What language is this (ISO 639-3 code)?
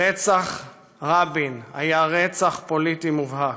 heb